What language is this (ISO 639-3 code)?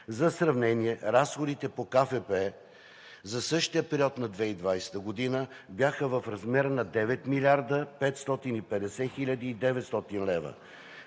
bul